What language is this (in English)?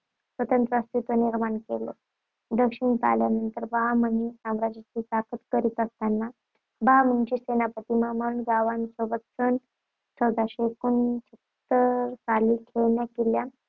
Marathi